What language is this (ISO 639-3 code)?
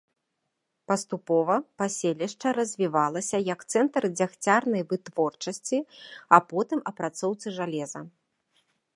bel